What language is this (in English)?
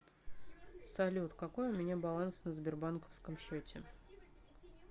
Russian